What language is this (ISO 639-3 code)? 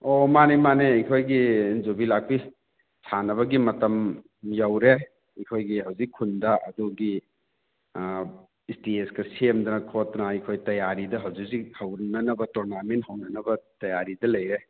mni